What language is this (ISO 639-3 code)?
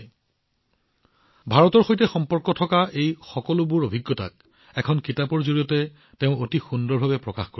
asm